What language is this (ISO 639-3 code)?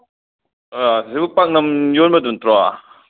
mni